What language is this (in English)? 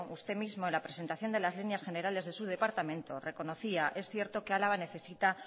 Spanish